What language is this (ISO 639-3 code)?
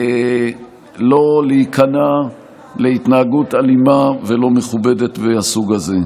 heb